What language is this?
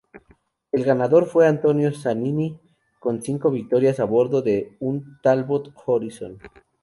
Spanish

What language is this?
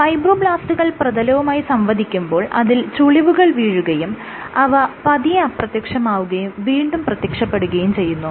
Malayalam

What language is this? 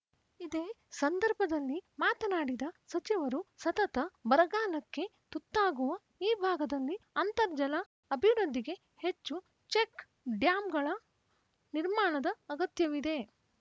Kannada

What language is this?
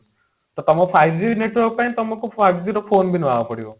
Odia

